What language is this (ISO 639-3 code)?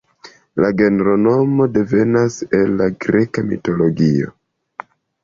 epo